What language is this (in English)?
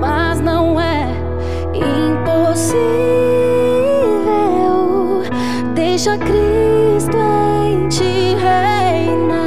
Portuguese